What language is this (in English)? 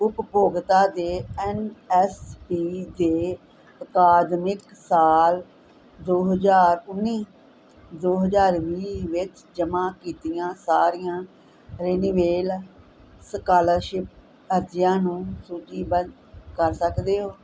Punjabi